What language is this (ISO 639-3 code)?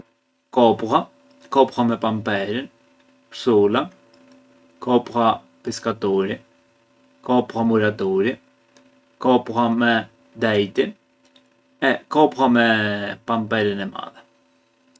aae